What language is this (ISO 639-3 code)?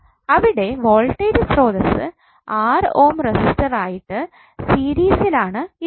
mal